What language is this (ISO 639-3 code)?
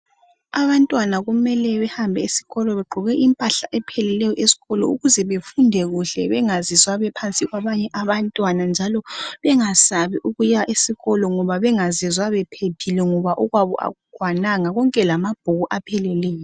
nde